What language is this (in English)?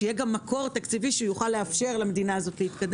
Hebrew